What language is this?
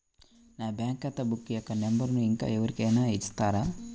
Telugu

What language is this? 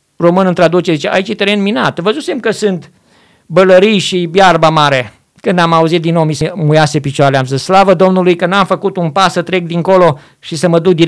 Romanian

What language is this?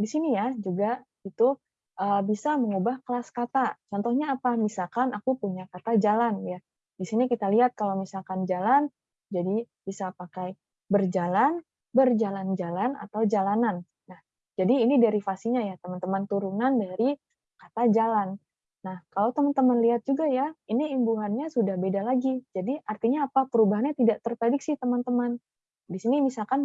Indonesian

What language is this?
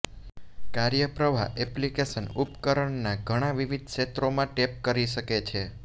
Gujarati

